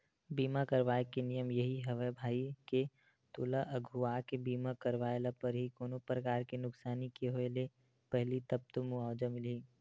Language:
Chhattisgarhi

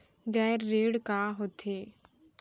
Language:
Chhattisgarhi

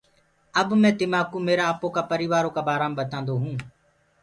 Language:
Gurgula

